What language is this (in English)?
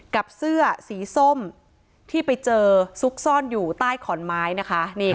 Thai